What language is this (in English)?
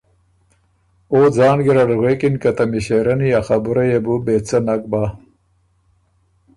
Ormuri